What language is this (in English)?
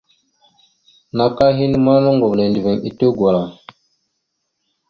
Mada (Cameroon)